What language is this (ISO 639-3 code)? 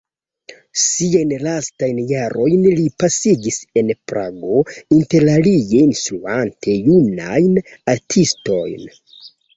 epo